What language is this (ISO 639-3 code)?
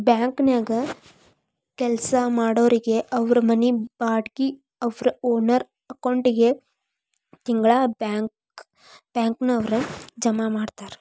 kan